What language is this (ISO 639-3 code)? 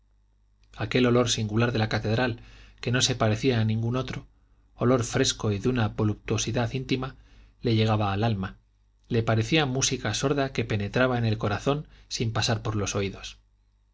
spa